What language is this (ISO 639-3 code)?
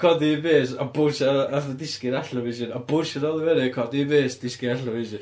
cym